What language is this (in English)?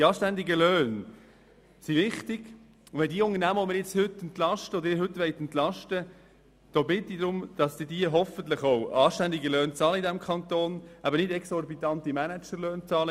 Swiss German